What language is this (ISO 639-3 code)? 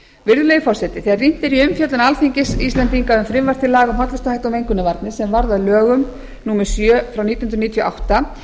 isl